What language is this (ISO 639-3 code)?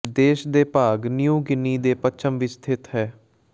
pan